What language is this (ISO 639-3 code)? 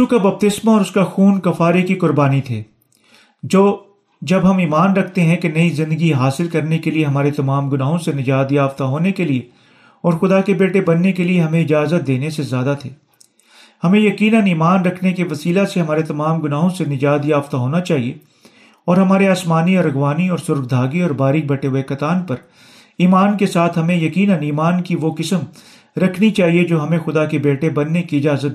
urd